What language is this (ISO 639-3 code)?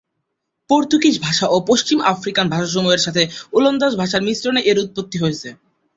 ben